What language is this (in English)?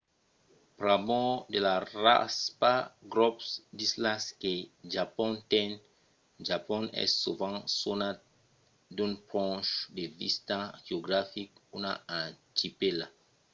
Occitan